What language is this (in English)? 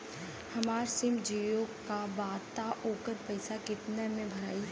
Bhojpuri